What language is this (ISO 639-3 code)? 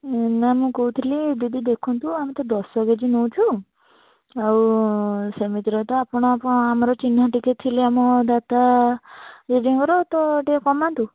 ori